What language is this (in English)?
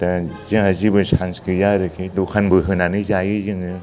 Bodo